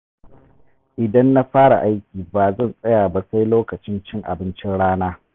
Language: Hausa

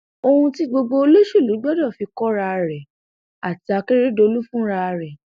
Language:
Yoruba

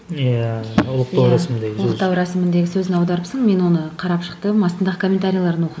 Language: Kazakh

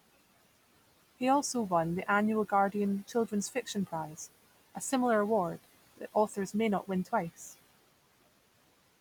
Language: English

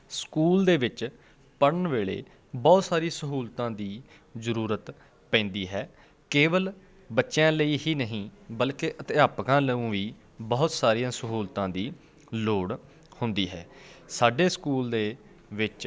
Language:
Punjabi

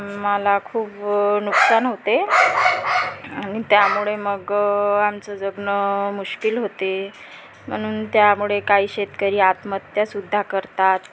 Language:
Marathi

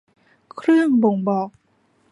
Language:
Thai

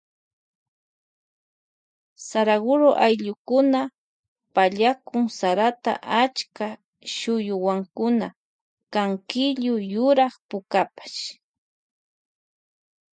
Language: Loja Highland Quichua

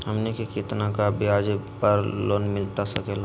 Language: Magahi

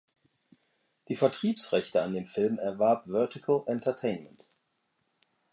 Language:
German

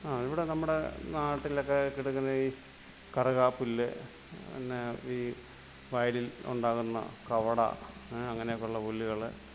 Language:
Malayalam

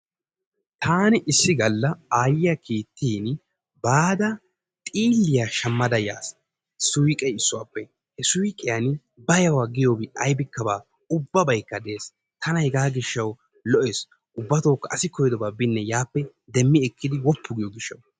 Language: Wolaytta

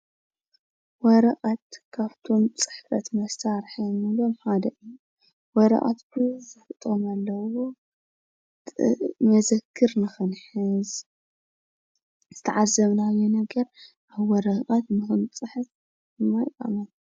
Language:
Tigrinya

